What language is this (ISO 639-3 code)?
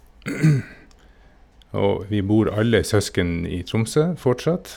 nor